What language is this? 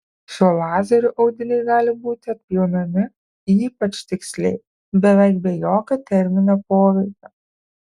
Lithuanian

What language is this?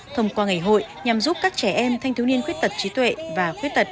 Vietnamese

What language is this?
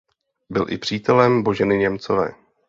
Czech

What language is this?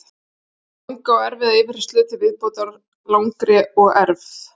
Icelandic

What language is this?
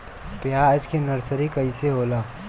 Bhojpuri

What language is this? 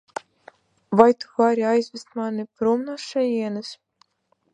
Latvian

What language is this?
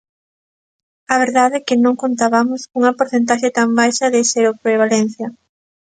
Galician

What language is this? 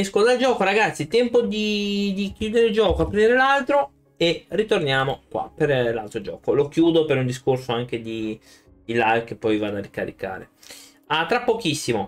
Italian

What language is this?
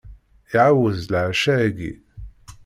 Kabyle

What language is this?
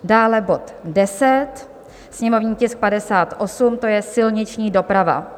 Czech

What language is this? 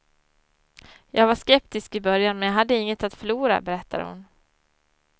Swedish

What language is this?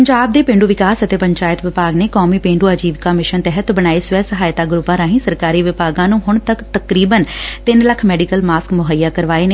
Punjabi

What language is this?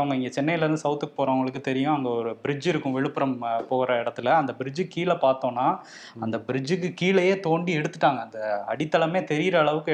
Tamil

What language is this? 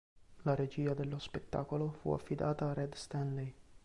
Italian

